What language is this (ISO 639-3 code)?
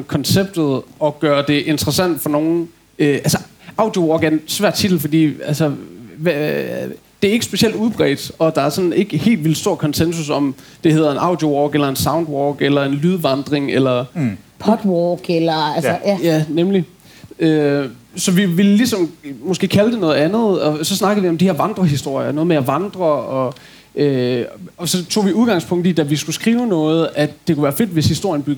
dan